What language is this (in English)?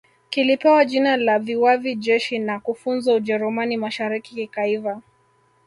Swahili